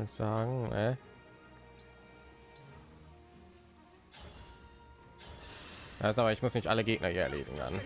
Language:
German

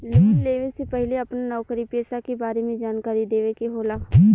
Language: Bhojpuri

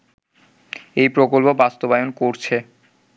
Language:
Bangla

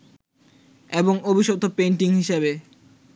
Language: Bangla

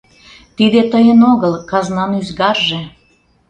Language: Mari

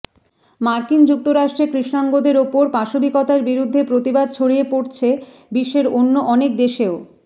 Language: Bangla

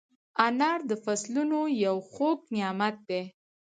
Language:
Pashto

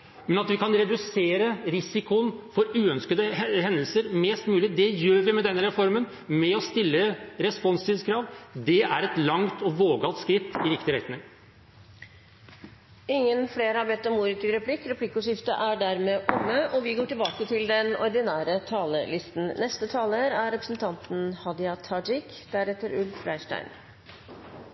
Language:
Norwegian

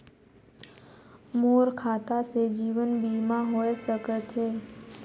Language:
Chhattisgarhi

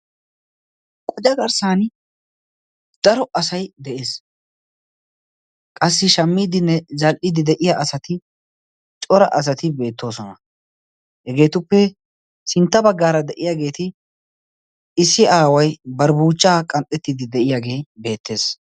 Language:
Wolaytta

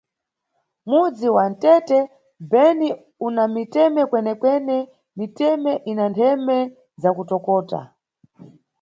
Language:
Nyungwe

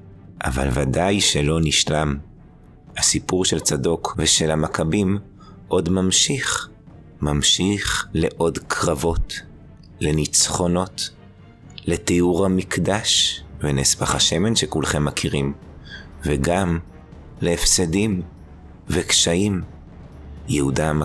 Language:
Hebrew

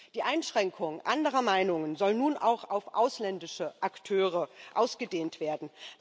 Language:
German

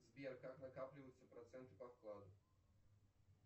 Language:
Russian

